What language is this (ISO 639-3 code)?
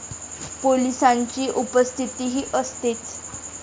mar